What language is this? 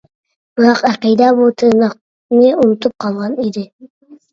Uyghur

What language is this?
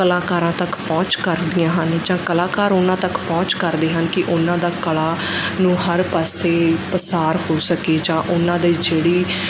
Punjabi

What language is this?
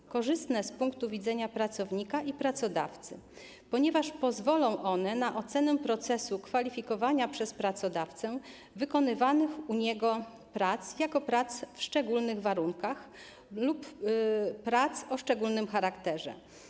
Polish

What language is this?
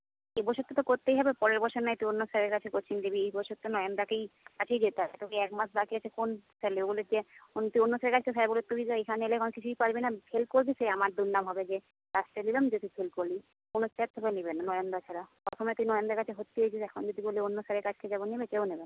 Bangla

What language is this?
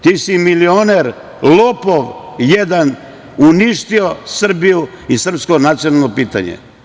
Serbian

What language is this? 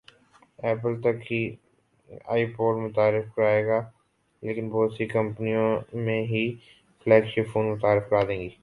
Urdu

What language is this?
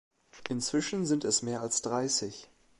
German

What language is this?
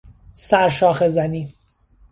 Persian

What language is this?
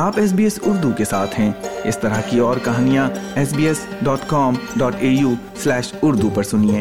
Urdu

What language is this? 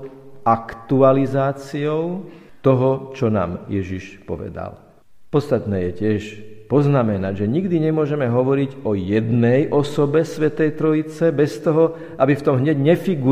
Slovak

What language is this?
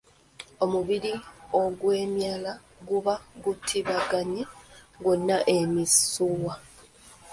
Ganda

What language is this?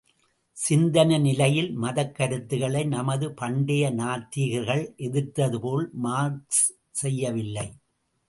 Tamil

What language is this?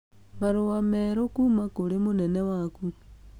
Kikuyu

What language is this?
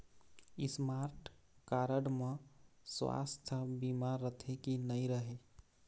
Chhattisgarhi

